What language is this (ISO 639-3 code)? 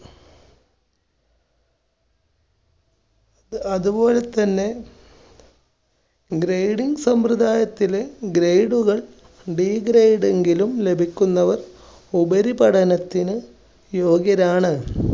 mal